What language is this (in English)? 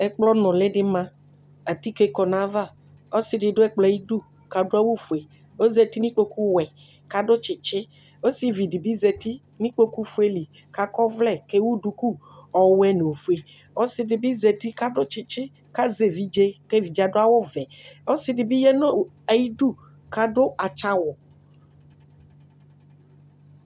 Ikposo